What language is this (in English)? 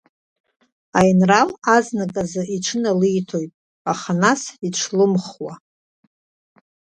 Abkhazian